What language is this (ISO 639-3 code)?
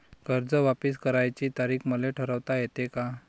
mar